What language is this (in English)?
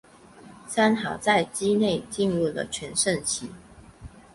Chinese